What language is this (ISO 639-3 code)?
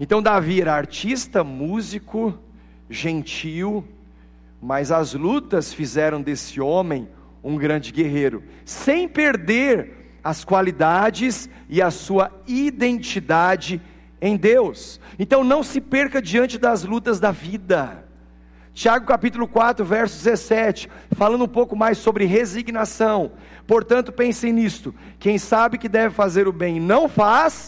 por